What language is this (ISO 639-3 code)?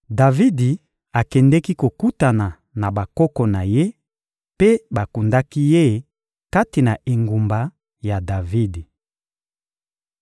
lin